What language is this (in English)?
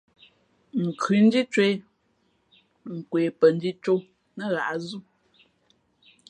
Fe'fe'